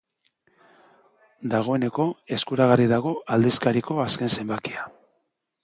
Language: Basque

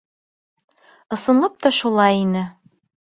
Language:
Bashkir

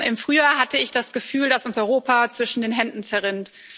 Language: German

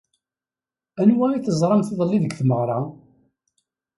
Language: Kabyle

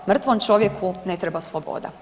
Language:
Croatian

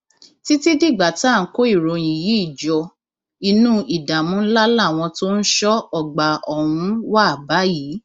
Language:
Yoruba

